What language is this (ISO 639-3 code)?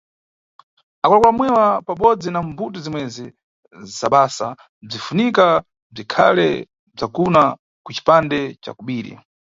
nyu